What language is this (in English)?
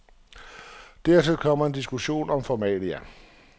Danish